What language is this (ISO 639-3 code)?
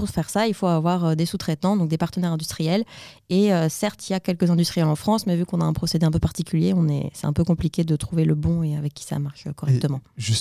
fra